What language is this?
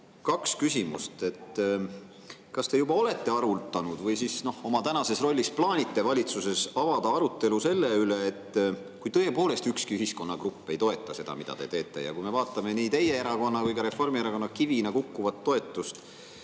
Estonian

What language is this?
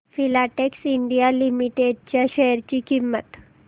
Marathi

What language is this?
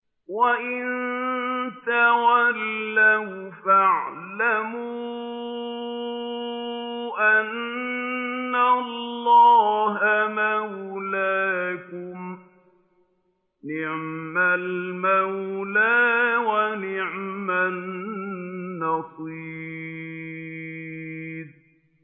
Arabic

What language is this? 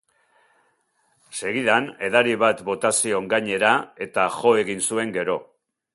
Basque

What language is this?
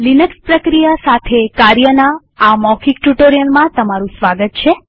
Gujarati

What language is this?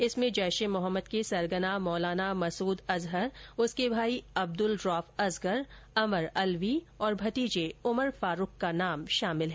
Hindi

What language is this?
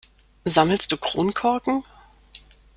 German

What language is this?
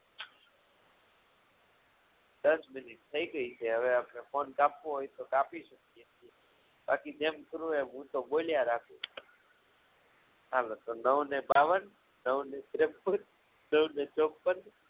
Gujarati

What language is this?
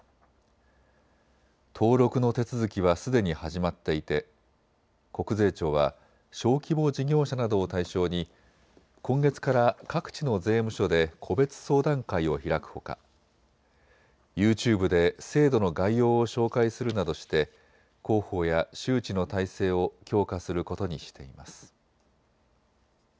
Japanese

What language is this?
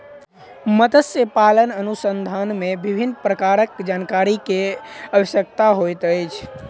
Maithili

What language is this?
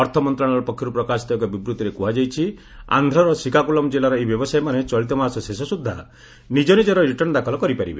Odia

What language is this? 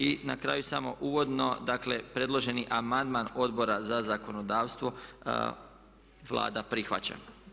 Croatian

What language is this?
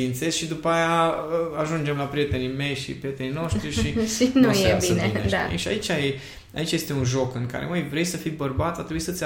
Romanian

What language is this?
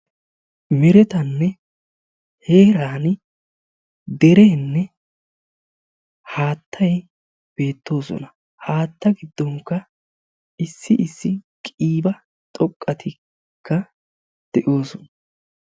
Wolaytta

